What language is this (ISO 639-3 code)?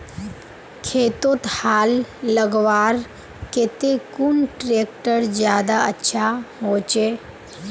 mag